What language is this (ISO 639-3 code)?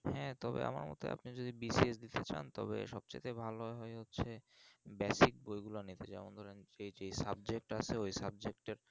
ben